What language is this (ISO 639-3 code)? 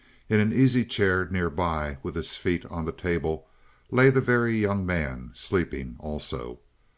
eng